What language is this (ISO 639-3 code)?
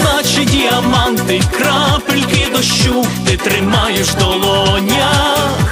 rus